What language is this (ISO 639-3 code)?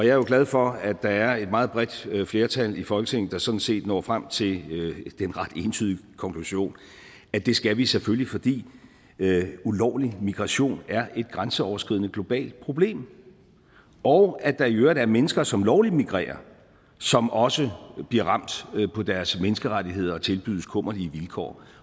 dan